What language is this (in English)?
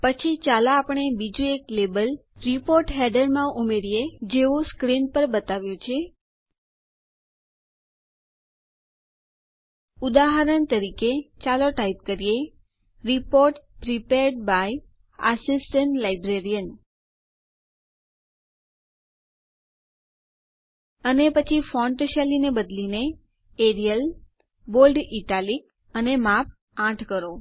Gujarati